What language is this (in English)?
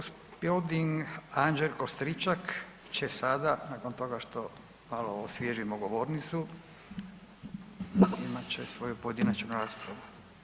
Croatian